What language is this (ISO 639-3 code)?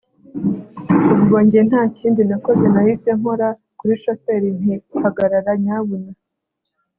kin